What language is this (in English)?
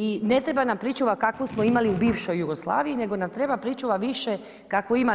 Croatian